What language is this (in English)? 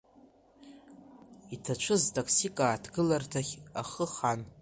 Abkhazian